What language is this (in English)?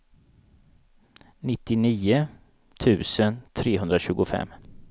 Swedish